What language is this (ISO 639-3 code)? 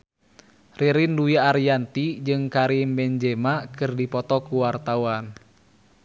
sun